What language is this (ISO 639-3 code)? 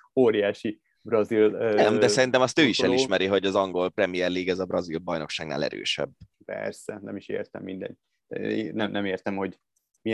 hun